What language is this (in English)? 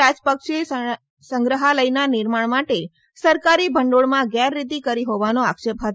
Gujarati